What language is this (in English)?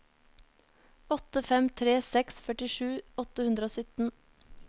Norwegian